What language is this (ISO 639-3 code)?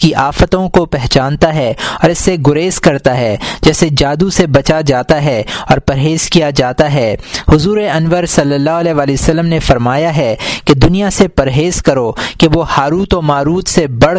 urd